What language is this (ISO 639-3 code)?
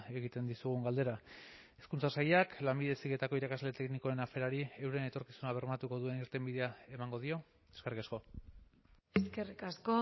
eus